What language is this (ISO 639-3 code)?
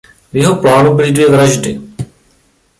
ces